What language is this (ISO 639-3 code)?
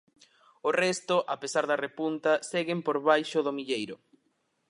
glg